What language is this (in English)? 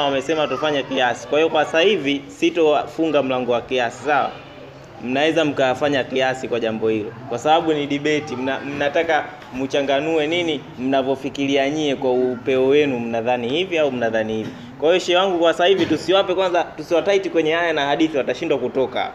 Swahili